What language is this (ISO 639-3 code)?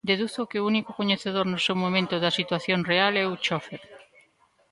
glg